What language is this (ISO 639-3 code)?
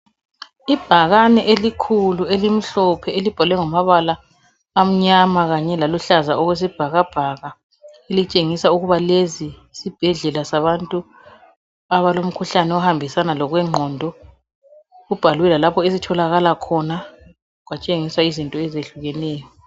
nde